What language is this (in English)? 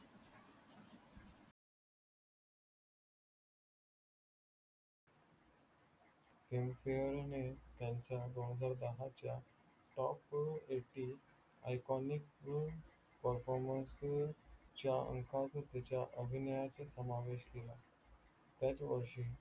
Marathi